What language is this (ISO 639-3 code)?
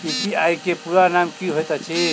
mai